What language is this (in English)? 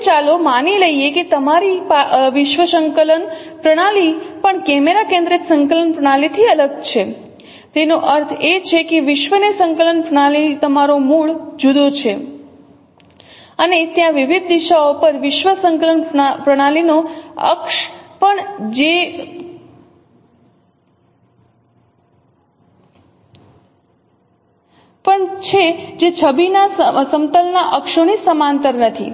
Gujarati